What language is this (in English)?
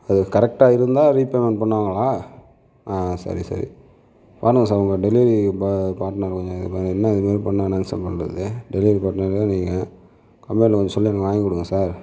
Tamil